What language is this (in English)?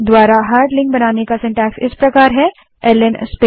Hindi